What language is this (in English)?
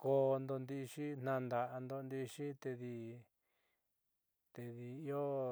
Southeastern Nochixtlán Mixtec